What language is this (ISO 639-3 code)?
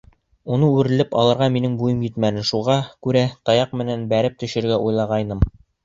bak